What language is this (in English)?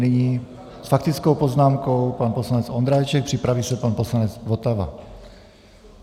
Czech